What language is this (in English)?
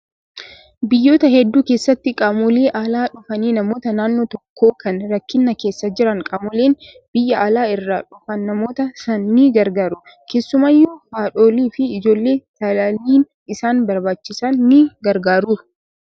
Oromo